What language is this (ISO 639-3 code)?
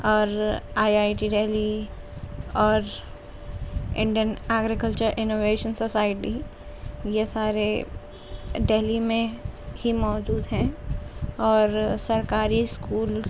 urd